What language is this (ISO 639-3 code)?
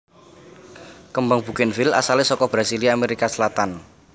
jav